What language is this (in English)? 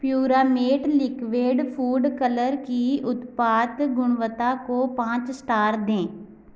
Hindi